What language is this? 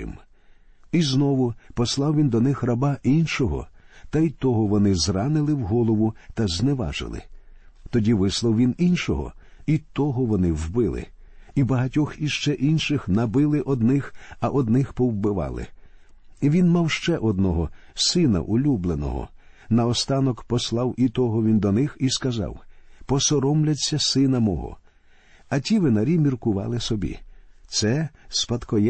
Ukrainian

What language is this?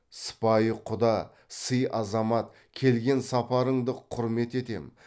Kazakh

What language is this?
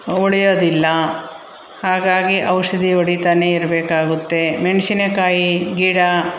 Kannada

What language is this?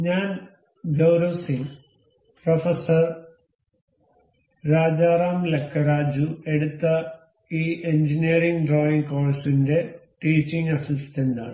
Malayalam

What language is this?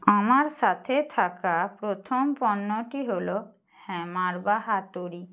Bangla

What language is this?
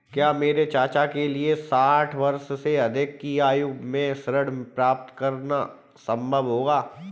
Hindi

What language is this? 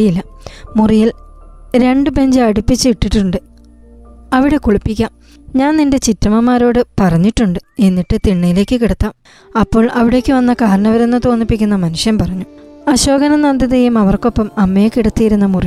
Malayalam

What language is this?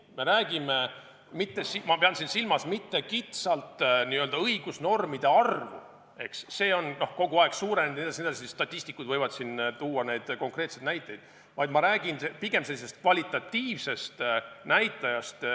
Estonian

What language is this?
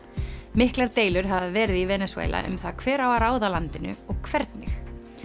Icelandic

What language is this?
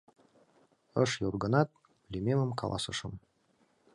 Mari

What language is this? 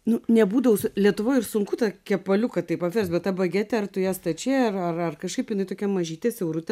Lithuanian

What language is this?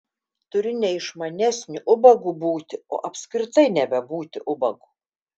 Lithuanian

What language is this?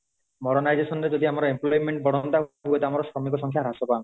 Odia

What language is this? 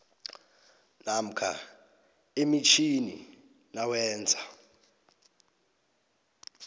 South Ndebele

